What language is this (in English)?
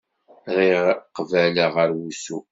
Kabyle